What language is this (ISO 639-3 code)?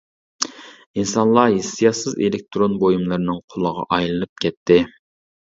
uig